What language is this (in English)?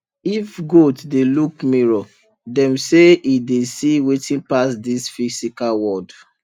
Nigerian Pidgin